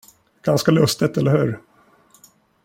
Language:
Swedish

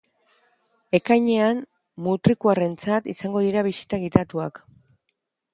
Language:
Basque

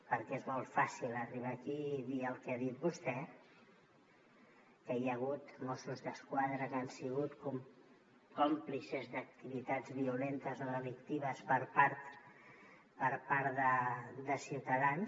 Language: Catalan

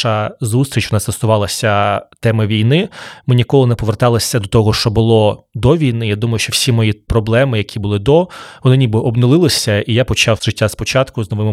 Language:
Ukrainian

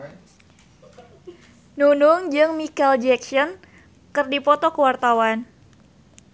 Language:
Sundanese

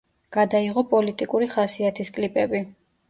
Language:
Georgian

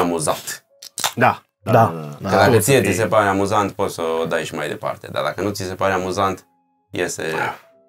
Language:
Romanian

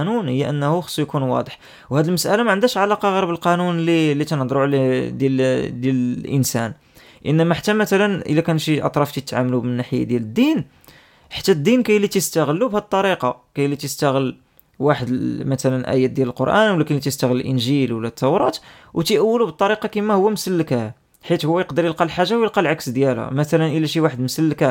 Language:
Arabic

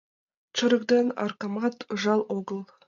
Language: Mari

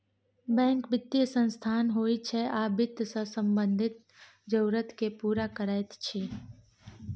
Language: Maithili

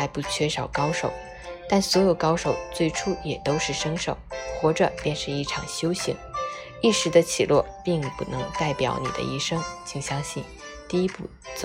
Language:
Chinese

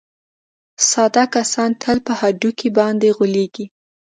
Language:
Pashto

